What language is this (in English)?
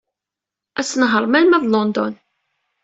Kabyle